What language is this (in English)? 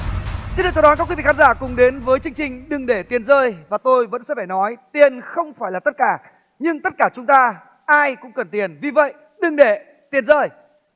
Vietnamese